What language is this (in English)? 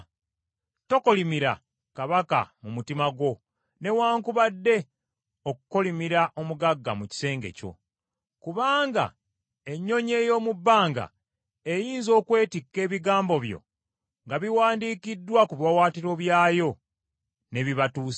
Ganda